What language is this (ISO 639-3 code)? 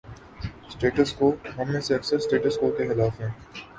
urd